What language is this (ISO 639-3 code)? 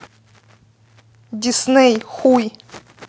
rus